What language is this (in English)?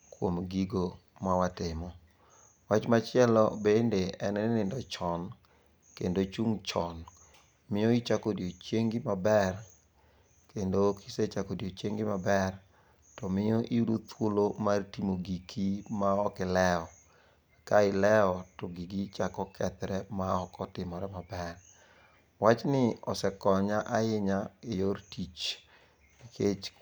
Luo (Kenya and Tanzania)